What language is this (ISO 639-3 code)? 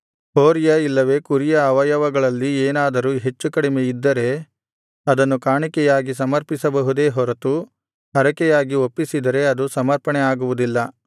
kan